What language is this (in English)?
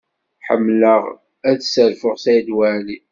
Kabyle